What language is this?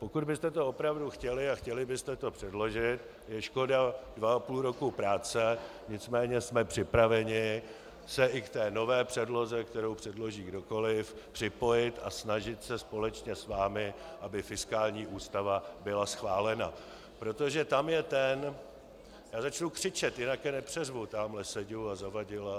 Czech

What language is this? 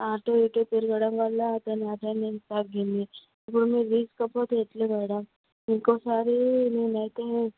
Telugu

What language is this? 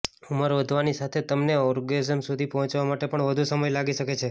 Gujarati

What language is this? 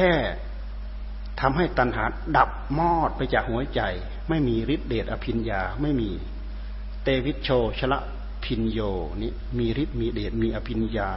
Thai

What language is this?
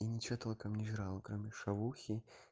Russian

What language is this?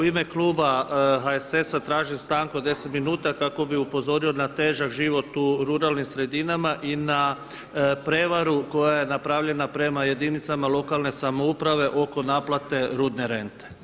Croatian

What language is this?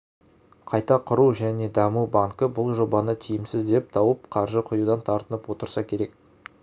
Kazakh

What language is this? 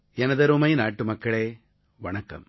Tamil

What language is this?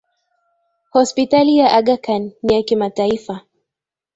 Swahili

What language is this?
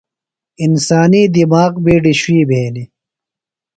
Phalura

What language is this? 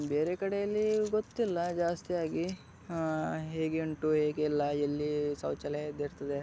Kannada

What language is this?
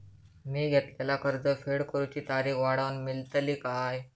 Marathi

